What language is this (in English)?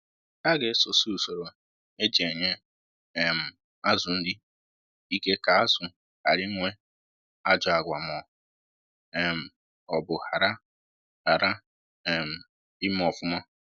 Igbo